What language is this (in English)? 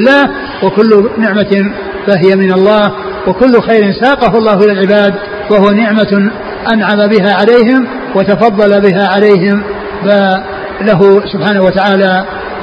Arabic